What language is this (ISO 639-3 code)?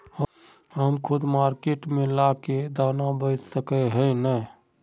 mag